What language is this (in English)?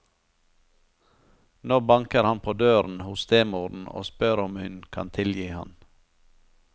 Norwegian